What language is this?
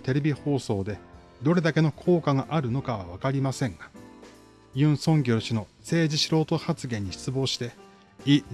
Japanese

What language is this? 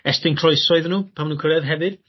Welsh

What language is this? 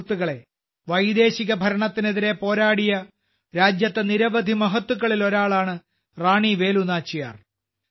Malayalam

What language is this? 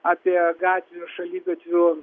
Lithuanian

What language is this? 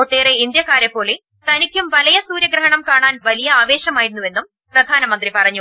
Malayalam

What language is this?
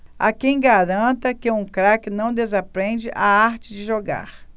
Portuguese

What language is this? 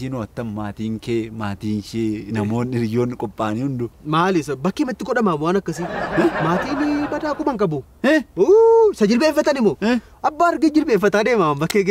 Arabic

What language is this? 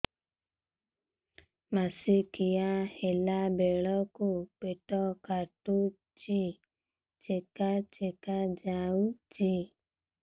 Odia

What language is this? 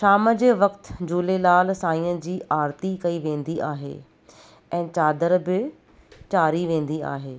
Sindhi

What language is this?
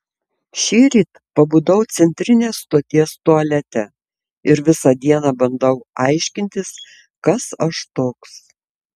Lithuanian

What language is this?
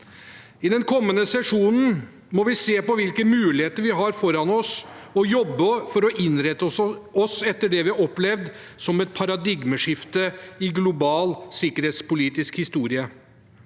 Norwegian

